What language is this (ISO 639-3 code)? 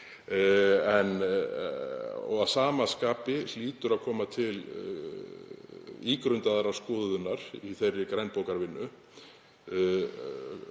isl